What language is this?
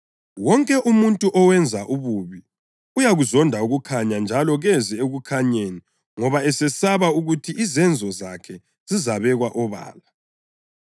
North Ndebele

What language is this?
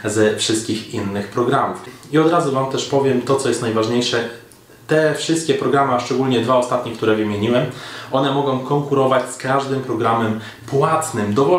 Polish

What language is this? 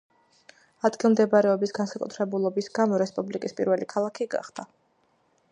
Georgian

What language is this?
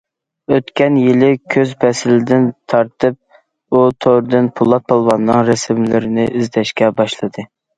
Uyghur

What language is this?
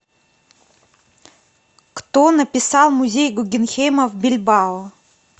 Russian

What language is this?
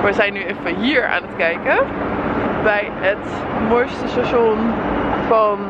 Dutch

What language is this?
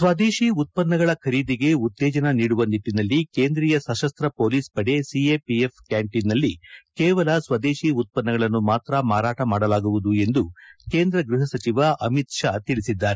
Kannada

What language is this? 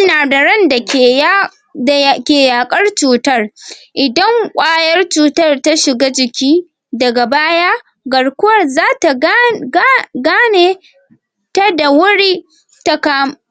Hausa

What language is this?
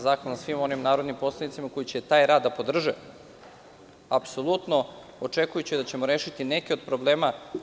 Serbian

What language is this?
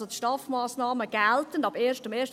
Swiss German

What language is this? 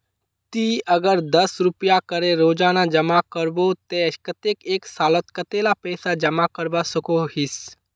Magahi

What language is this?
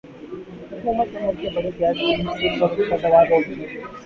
Urdu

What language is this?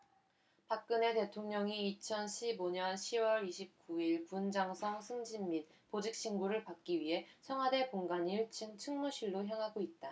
Korean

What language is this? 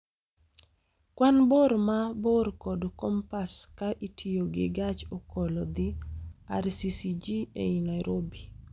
Luo (Kenya and Tanzania)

